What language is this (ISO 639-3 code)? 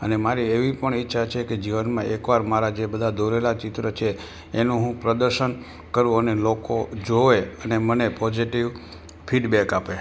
guj